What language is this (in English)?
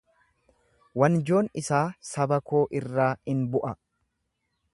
Oromo